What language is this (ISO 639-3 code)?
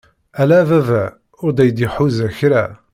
kab